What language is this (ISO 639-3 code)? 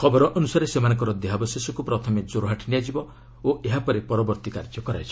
ori